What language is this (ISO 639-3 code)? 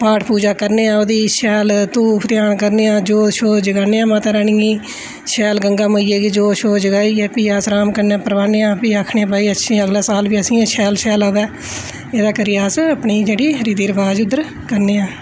doi